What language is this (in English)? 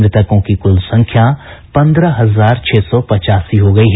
Hindi